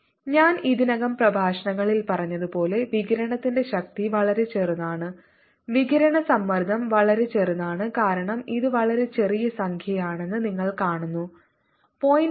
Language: Malayalam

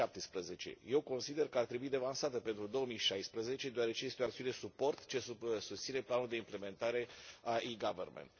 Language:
Romanian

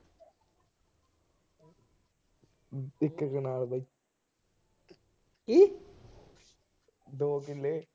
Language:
Punjabi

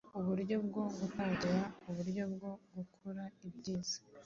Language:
Kinyarwanda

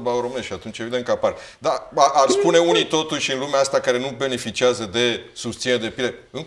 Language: Romanian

